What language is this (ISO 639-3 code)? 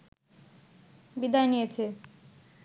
ben